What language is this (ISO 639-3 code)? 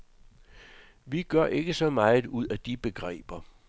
dan